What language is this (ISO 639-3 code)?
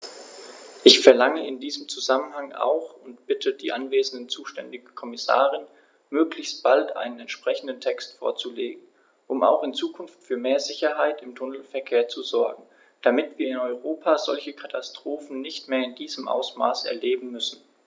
deu